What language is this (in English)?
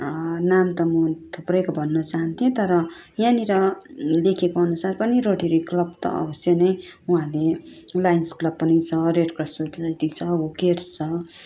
Nepali